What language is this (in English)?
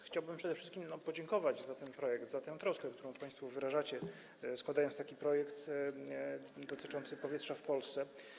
Polish